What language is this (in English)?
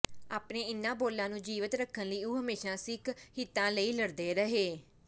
Punjabi